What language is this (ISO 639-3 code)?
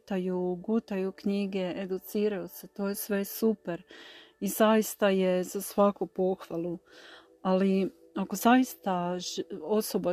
hrv